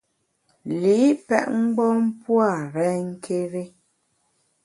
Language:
Bamun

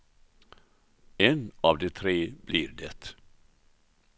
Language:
Swedish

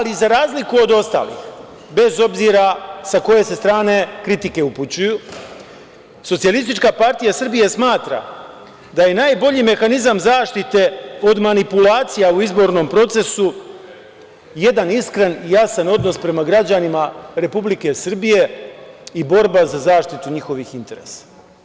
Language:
Serbian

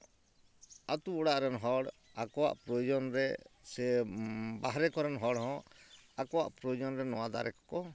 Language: Santali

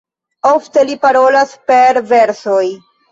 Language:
Esperanto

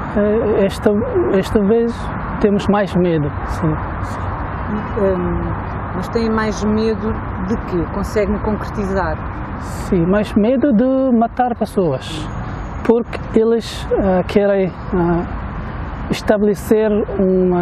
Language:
Portuguese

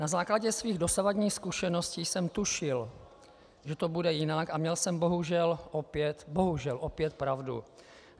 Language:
Czech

